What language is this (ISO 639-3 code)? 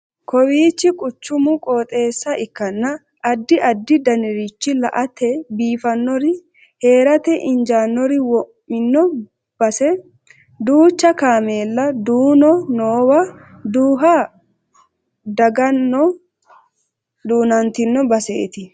sid